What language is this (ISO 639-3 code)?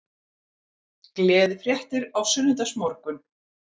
isl